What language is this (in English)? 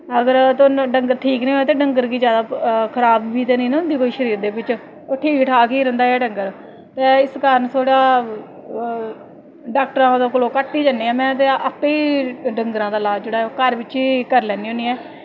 Dogri